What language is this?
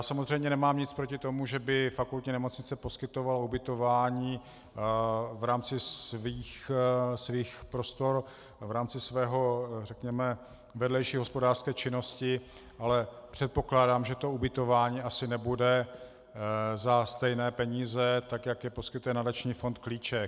Czech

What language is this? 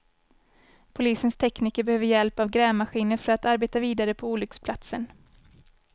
Swedish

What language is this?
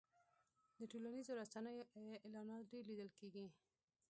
Pashto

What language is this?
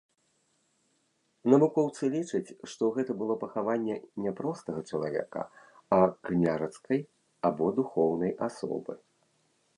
Belarusian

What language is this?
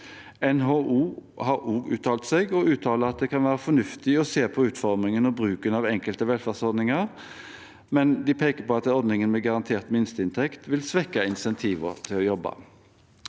Norwegian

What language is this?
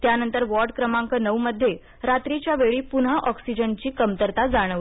Marathi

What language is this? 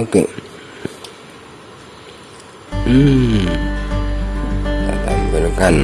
Indonesian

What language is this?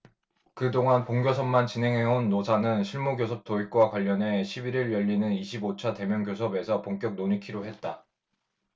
Korean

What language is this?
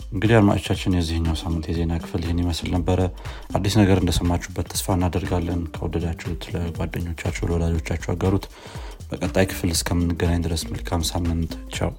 Amharic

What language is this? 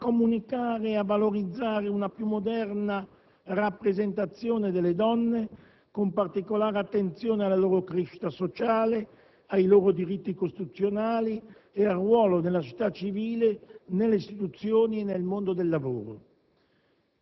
Italian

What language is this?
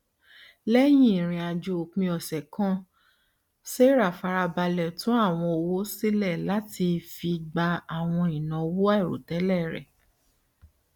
Yoruba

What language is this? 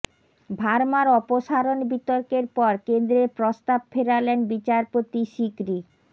Bangla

